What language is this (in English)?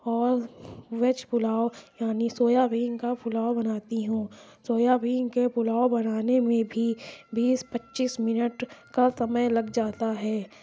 Urdu